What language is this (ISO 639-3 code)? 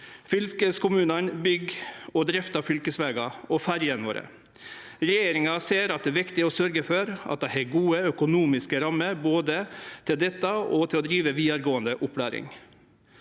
nor